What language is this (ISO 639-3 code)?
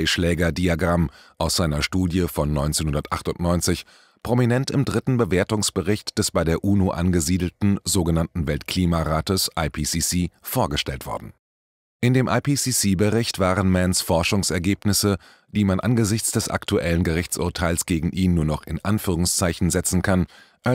deu